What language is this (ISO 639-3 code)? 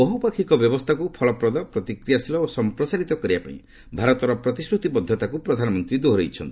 ori